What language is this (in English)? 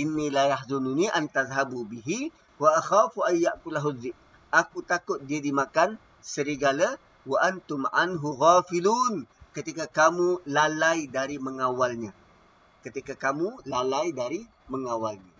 Malay